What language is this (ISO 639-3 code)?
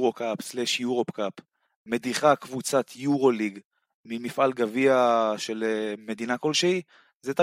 heb